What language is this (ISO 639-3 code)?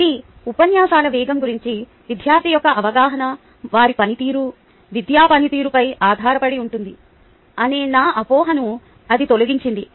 tel